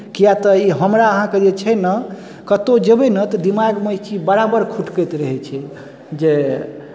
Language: Maithili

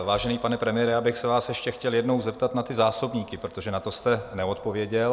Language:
Czech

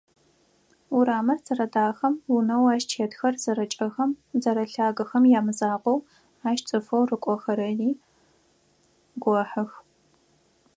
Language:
Adyghe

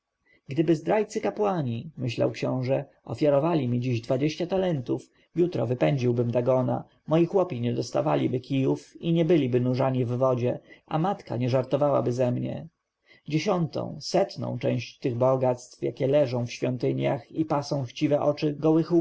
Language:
Polish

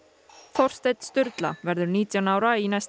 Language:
Icelandic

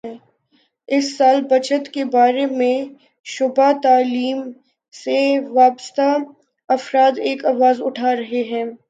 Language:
Urdu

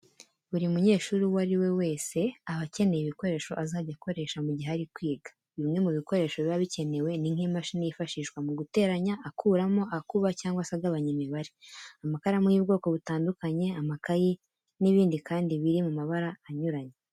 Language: Kinyarwanda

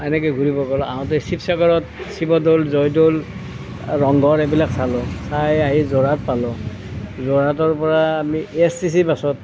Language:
Assamese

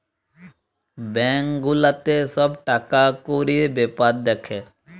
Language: Bangla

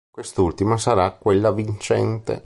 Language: Italian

